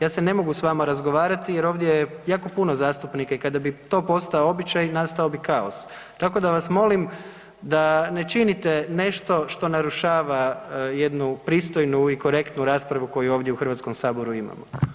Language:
Croatian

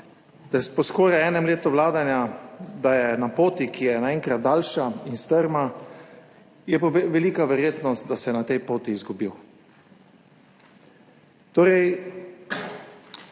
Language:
Slovenian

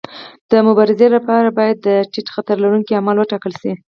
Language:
Pashto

